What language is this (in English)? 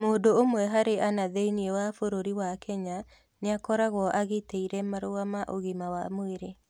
Kikuyu